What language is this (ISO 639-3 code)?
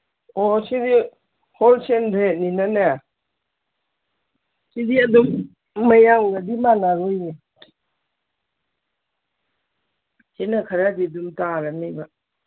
mni